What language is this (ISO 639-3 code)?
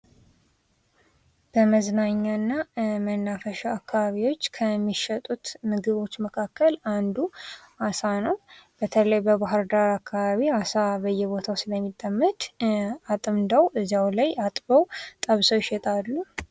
amh